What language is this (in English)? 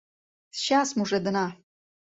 Mari